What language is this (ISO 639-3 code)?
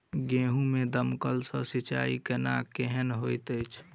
mai